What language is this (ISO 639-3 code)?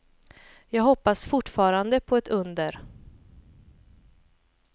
swe